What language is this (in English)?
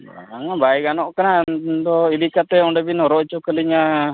Santali